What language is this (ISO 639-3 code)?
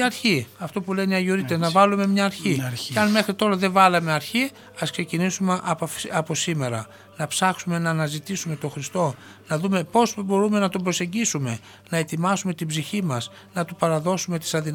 ell